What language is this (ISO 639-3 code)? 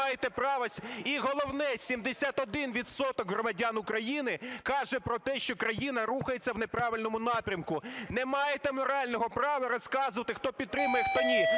ukr